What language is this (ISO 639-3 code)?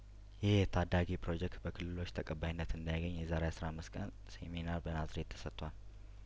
amh